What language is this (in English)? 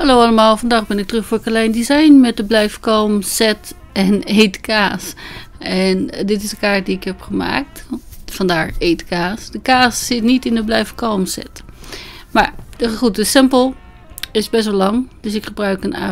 Dutch